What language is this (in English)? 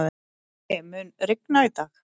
Icelandic